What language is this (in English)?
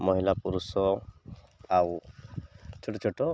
Odia